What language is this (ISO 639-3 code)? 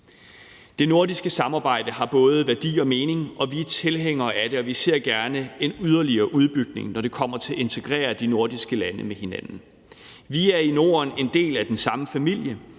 dan